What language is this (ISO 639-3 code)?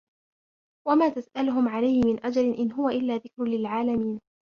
ara